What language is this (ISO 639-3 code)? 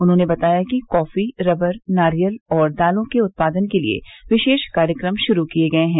hin